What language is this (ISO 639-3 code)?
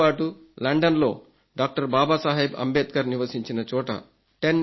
tel